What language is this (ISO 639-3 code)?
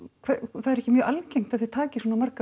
isl